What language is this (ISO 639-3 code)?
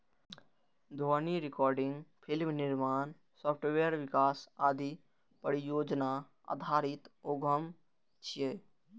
mai